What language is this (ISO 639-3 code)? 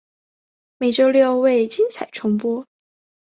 zho